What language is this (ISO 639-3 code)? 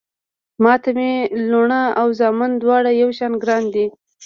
pus